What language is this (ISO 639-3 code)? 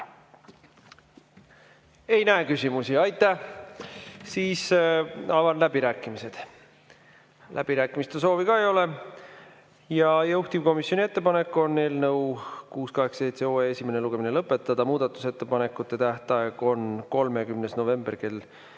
est